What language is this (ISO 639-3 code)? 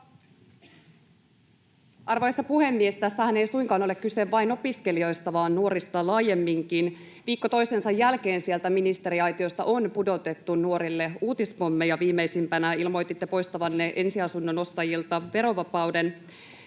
fin